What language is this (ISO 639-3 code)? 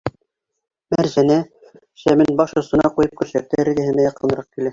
bak